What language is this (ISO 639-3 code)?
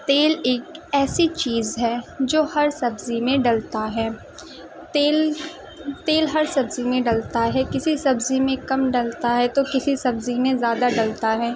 urd